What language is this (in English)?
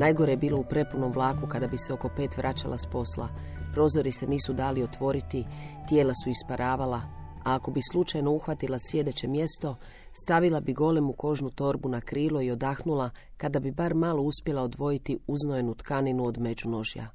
Croatian